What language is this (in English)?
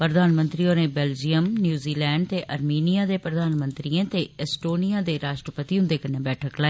Dogri